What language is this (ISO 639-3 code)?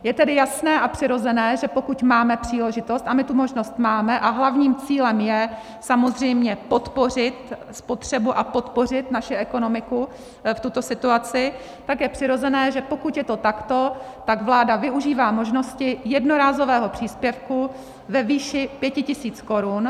ces